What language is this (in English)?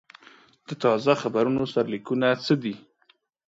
Pashto